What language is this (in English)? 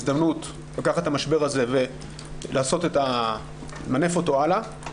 Hebrew